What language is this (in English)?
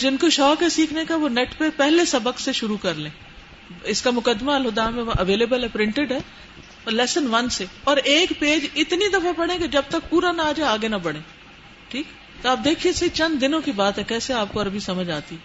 Urdu